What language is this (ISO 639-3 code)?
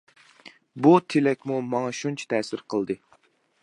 uig